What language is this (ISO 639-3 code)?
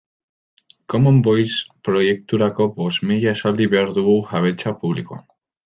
eus